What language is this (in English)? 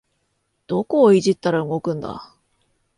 Japanese